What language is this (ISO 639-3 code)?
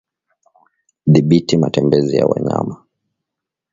swa